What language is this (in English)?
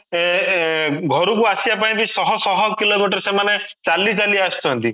Odia